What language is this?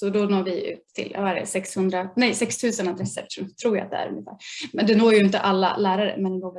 Swedish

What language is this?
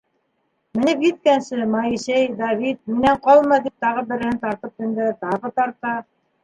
Bashkir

